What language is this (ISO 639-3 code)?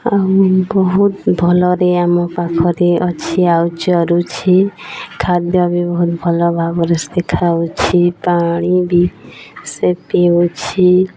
ori